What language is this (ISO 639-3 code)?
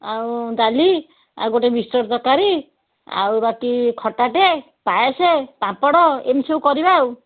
ori